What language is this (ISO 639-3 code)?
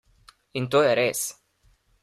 slv